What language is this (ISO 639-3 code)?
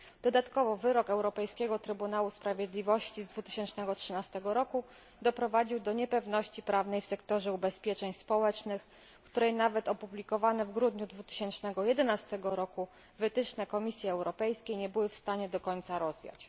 pol